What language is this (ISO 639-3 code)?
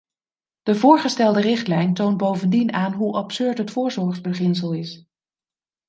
nld